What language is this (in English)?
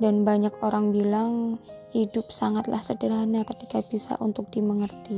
Indonesian